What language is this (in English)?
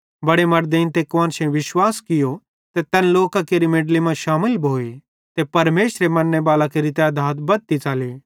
Bhadrawahi